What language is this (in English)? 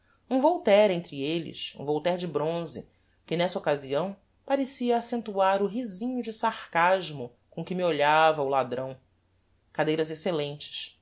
Portuguese